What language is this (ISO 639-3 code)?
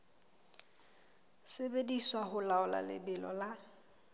sot